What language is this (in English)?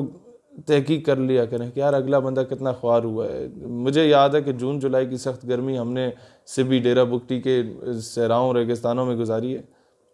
Urdu